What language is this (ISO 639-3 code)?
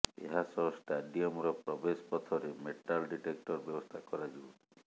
ori